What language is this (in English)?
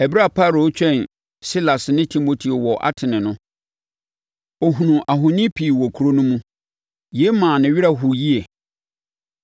Akan